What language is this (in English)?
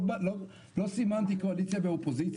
Hebrew